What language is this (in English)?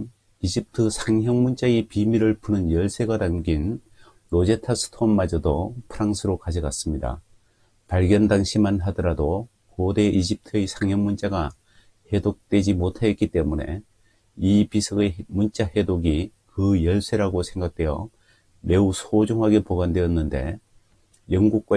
Korean